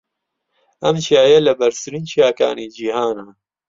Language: Central Kurdish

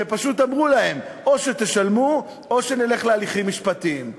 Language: Hebrew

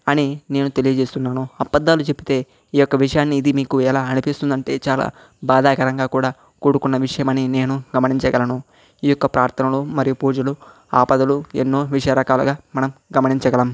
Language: Telugu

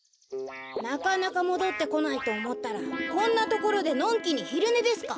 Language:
Japanese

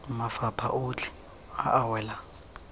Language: Tswana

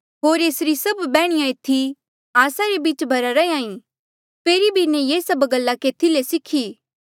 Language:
Mandeali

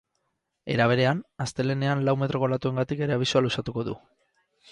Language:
Basque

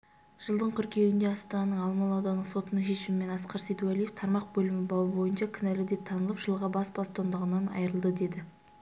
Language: Kazakh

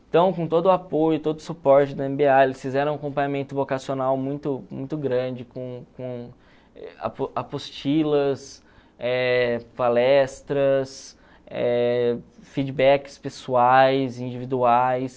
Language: Portuguese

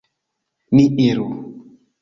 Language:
Esperanto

